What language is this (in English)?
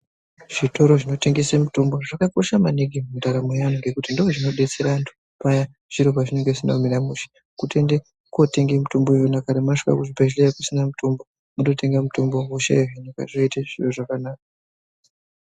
Ndau